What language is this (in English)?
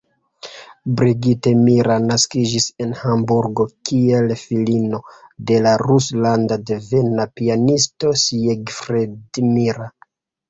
Esperanto